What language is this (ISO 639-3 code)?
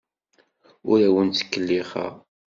kab